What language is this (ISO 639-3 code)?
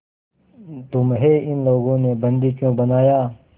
hin